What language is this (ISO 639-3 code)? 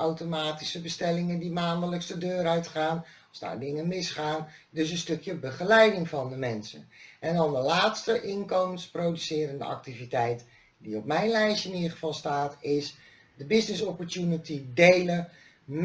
nld